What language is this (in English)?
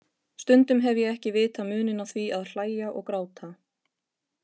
Icelandic